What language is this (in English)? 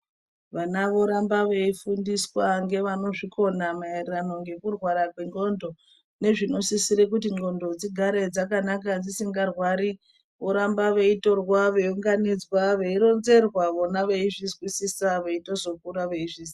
Ndau